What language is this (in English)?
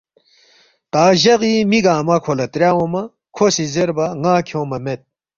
Balti